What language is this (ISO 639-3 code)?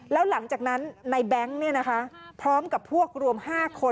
tha